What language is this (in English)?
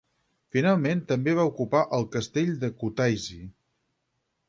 Catalan